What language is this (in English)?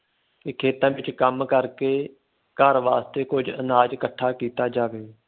Punjabi